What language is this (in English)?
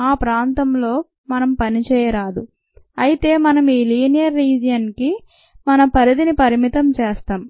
Telugu